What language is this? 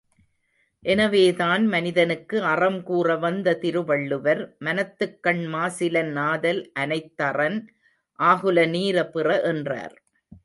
Tamil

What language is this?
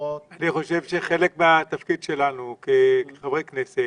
Hebrew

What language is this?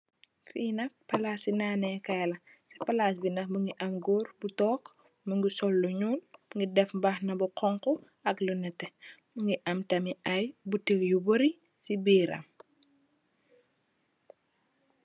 Wolof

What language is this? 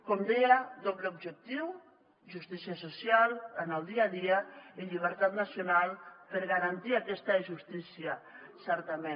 Catalan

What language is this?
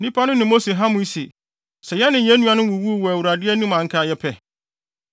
Akan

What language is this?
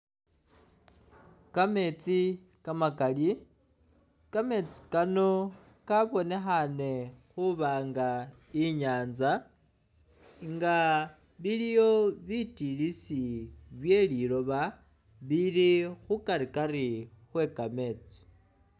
Masaaba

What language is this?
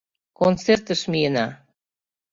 Mari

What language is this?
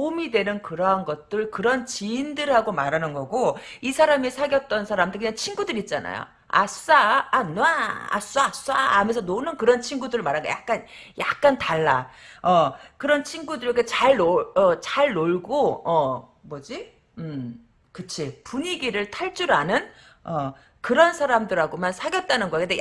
Korean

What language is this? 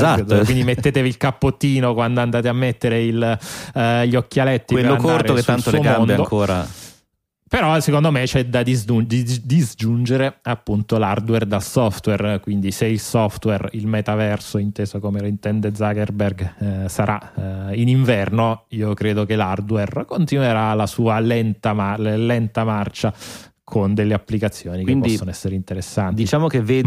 Italian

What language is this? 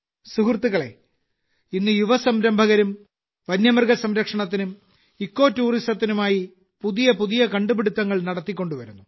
Malayalam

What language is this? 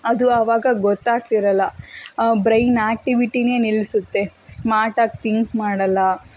Kannada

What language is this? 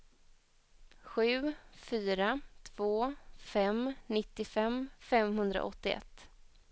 Swedish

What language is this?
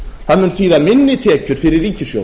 Icelandic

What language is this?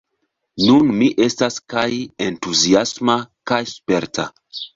Esperanto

